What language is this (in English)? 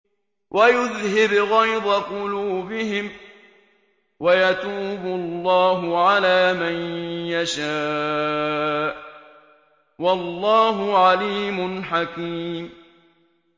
Arabic